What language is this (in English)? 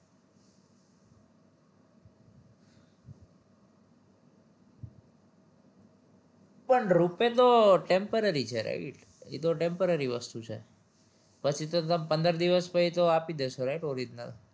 Gujarati